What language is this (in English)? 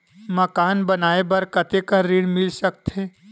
Chhattisgarhi